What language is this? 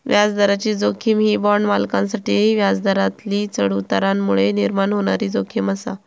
Marathi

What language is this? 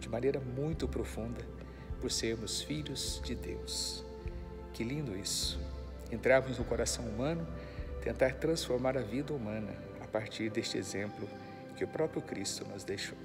Portuguese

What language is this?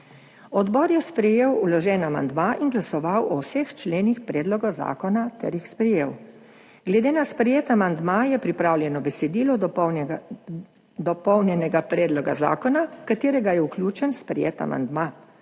Slovenian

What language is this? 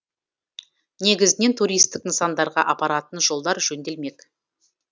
Kazakh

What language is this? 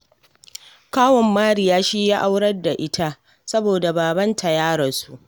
Hausa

